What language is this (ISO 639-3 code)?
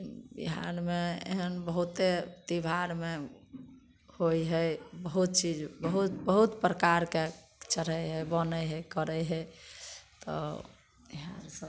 mai